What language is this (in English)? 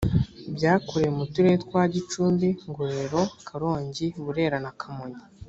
Kinyarwanda